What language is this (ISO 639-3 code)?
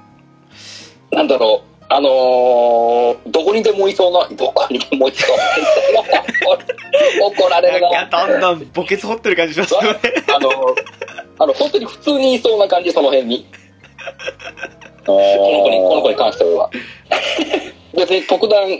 jpn